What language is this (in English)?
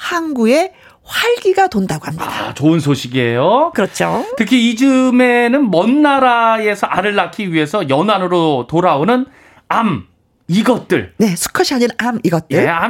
Korean